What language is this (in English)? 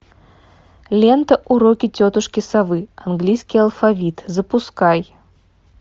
Russian